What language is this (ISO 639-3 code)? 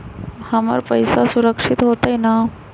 mag